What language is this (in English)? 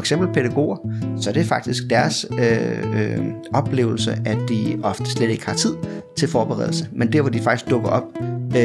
Danish